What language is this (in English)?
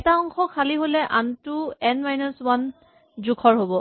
Assamese